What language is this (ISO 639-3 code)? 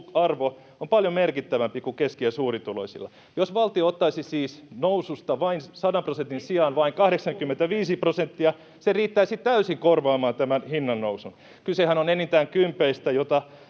fin